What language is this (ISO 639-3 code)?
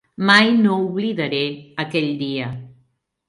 cat